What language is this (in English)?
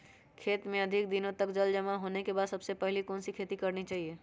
Magahi